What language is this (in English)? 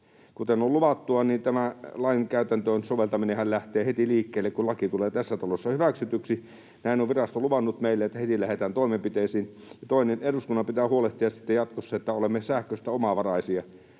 Finnish